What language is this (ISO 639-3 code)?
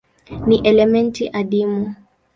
swa